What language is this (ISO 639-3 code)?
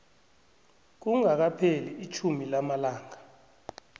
nbl